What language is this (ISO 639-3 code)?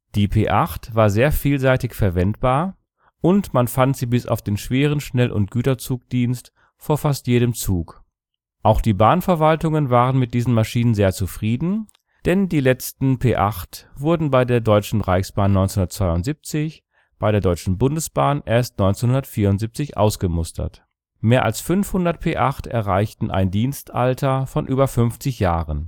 deu